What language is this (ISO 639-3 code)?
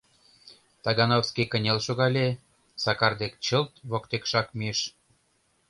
chm